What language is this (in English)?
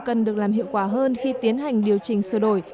Vietnamese